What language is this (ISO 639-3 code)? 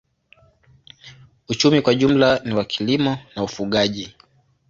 swa